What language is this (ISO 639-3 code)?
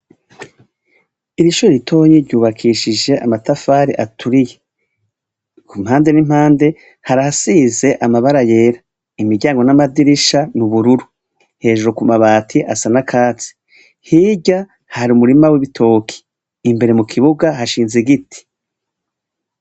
run